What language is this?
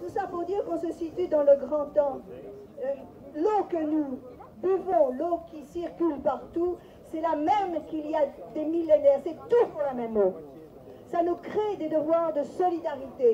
French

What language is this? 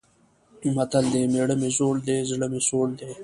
Pashto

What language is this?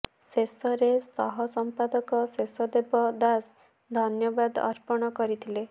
Odia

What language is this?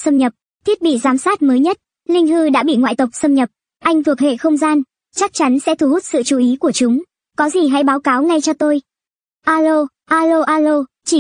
Vietnamese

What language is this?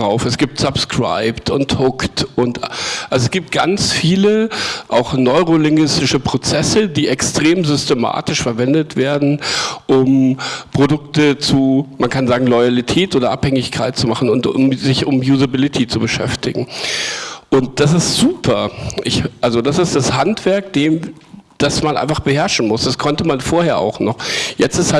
German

